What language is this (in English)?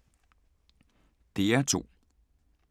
Danish